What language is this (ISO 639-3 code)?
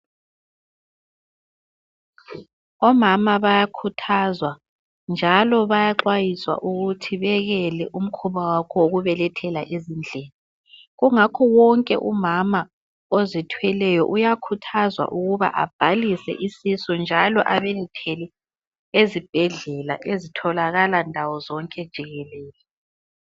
nde